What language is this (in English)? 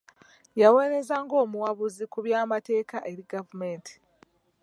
Ganda